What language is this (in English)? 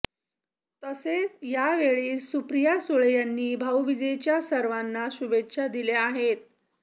Marathi